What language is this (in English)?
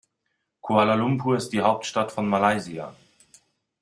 German